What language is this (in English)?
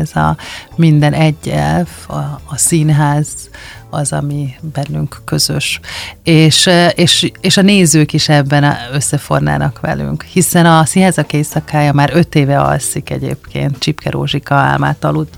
Hungarian